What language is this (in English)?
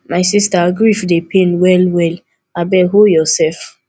Nigerian Pidgin